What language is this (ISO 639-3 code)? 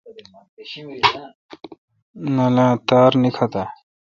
xka